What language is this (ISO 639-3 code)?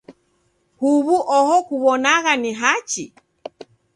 dav